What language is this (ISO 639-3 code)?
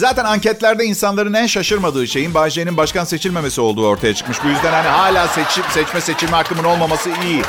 tur